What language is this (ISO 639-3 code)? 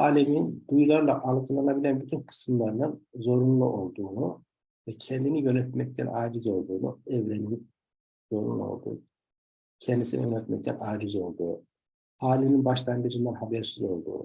tur